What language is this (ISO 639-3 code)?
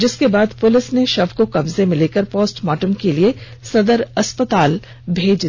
hin